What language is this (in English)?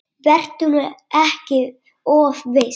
Icelandic